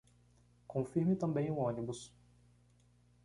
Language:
Portuguese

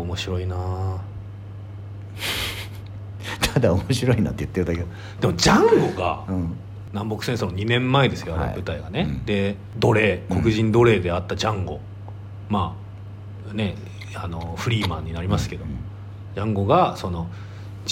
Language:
Japanese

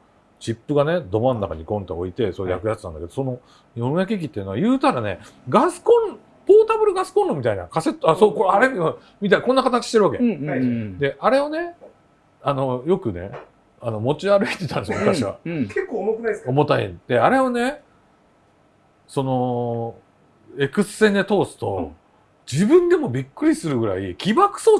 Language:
Japanese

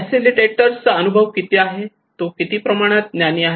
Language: Marathi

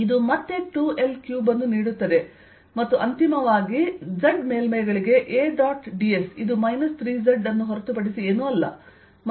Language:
Kannada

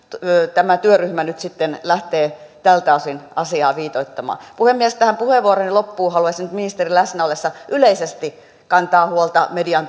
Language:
Finnish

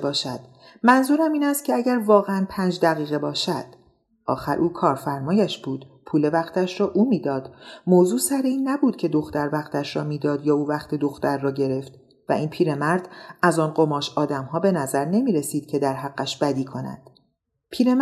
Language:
Persian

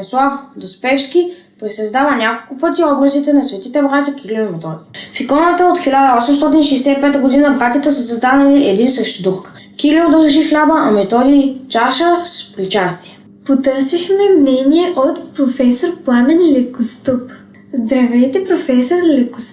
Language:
Bulgarian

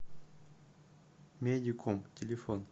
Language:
Russian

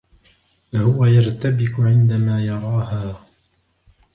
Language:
Arabic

